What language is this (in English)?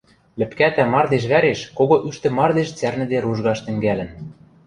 Western Mari